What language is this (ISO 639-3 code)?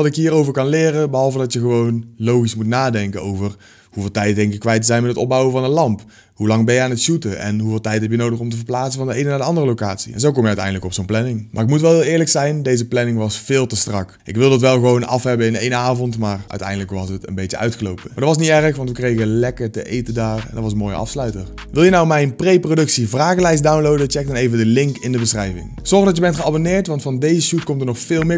nld